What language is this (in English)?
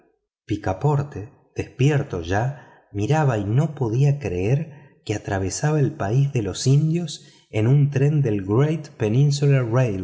Spanish